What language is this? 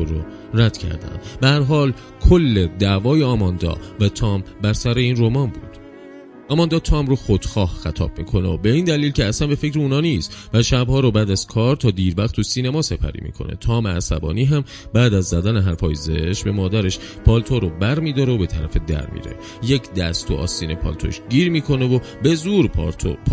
Persian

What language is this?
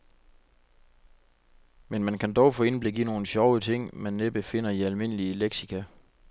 Danish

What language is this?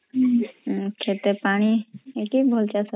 Odia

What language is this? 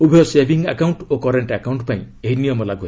Odia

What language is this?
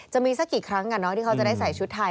Thai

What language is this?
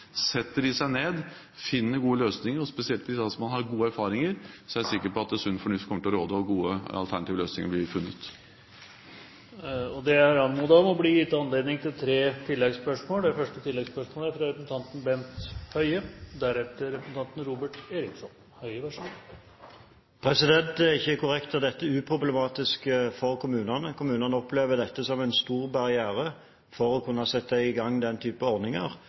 Norwegian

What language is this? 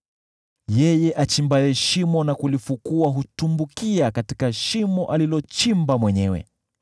Swahili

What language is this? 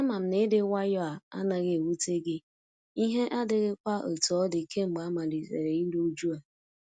Igbo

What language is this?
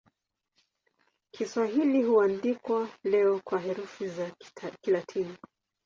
Swahili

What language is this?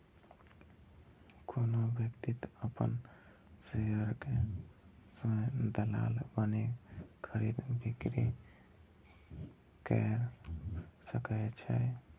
Maithili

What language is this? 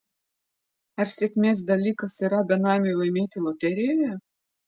Lithuanian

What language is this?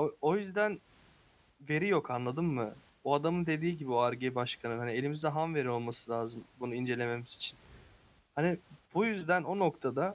Turkish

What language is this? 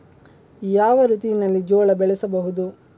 Kannada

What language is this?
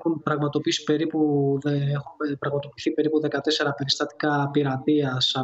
Greek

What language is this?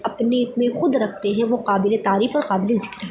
Urdu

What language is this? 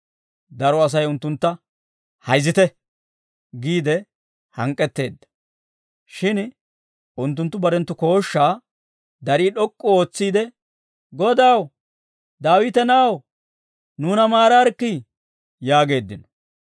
Dawro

